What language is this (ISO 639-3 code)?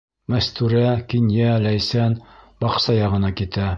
bak